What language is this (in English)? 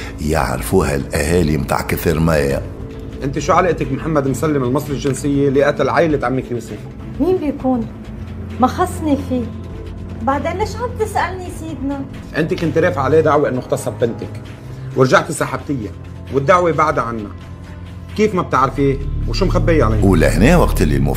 Arabic